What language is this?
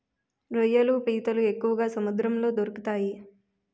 Telugu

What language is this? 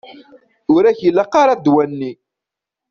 Kabyle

